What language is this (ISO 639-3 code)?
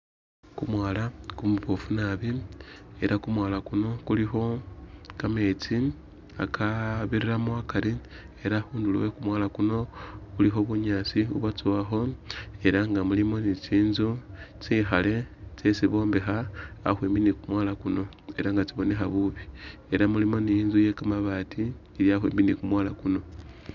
myx